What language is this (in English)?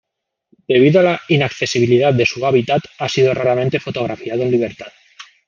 Spanish